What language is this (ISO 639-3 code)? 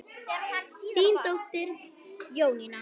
isl